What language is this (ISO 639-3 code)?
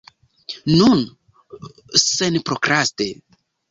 epo